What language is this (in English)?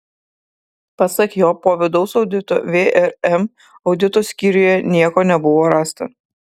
Lithuanian